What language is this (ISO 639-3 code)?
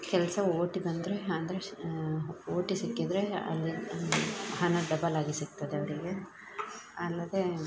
kan